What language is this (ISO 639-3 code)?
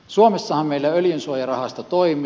fin